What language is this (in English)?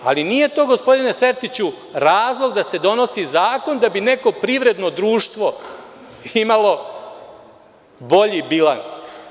Serbian